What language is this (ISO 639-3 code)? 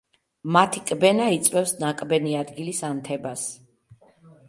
kat